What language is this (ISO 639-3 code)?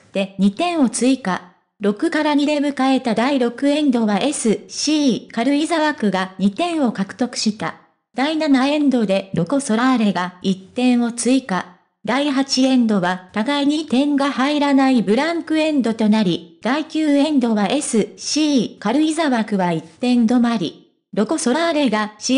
jpn